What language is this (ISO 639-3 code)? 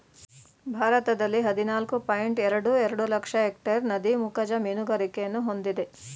kan